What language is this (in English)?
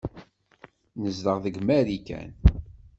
Kabyle